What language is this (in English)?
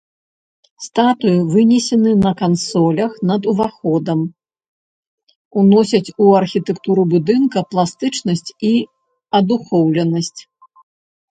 Belarusian